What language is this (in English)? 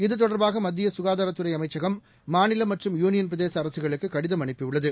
Tamil